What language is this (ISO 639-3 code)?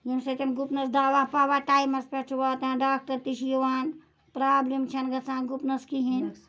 kas